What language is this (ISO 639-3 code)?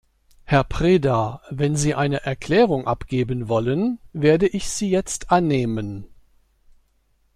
deu